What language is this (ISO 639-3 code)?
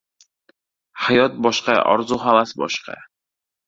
uzb